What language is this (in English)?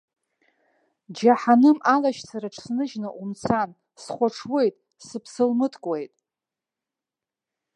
Abkhazian